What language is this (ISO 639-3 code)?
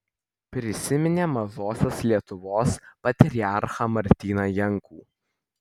lit